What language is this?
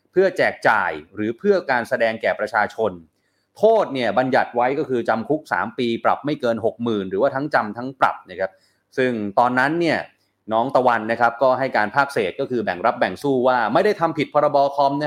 Thai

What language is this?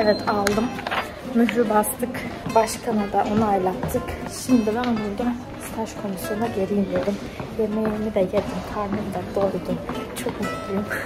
Turkish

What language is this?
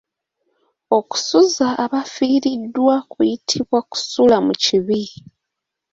Ganda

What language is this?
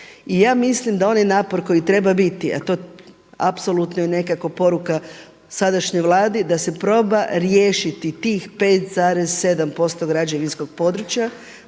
Croatian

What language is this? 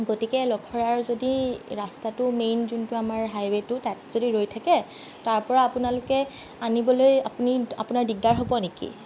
Assamese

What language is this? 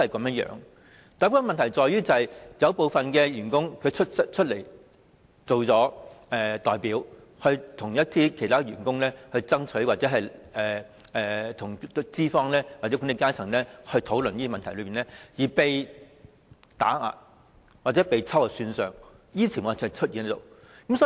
Cantonese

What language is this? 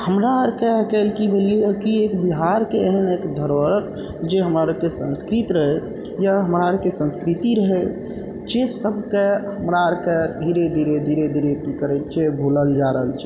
Maithili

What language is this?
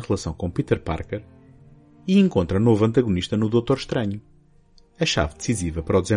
Portuguese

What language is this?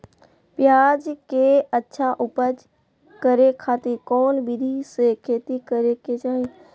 Magahi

